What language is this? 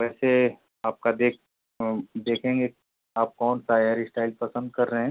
Hindi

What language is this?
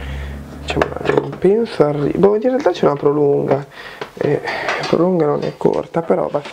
Italian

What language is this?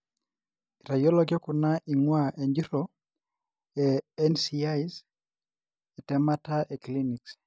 Masai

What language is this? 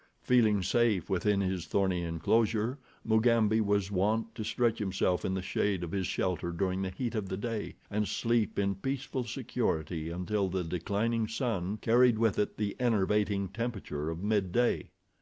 English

